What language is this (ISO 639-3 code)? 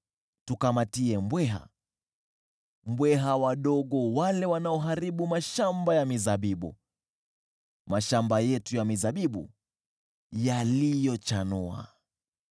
swa